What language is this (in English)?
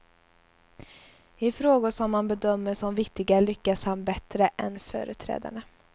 Swedish